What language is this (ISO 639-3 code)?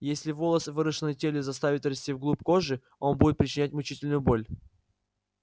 rus